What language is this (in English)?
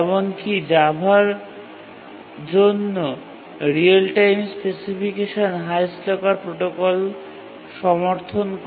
Bangla